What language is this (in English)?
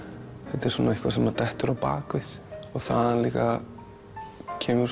Icelandic